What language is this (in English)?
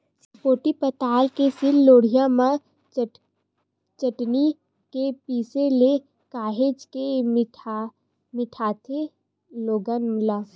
Chhattisgarhi